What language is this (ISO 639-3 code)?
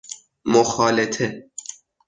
fas